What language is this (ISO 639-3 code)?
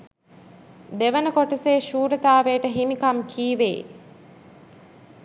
sin